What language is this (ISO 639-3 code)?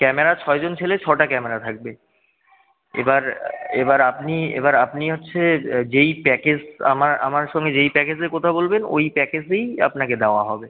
ben